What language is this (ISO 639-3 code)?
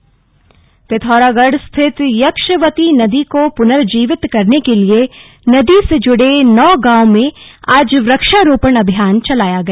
hin